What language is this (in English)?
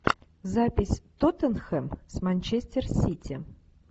Russian